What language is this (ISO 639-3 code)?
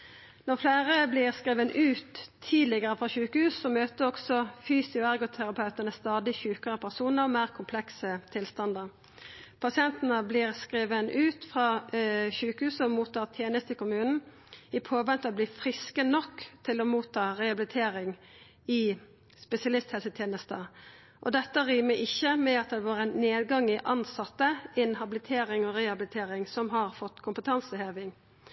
nno